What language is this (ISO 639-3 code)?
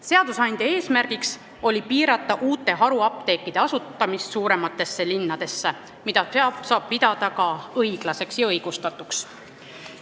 est